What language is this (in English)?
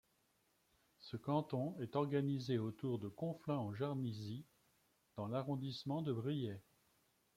French